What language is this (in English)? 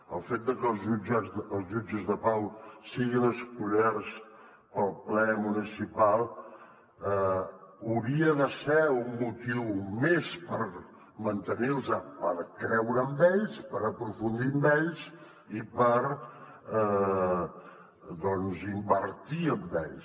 Catalan